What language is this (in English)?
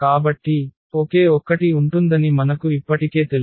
Telugu